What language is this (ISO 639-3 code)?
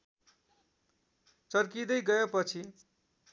nep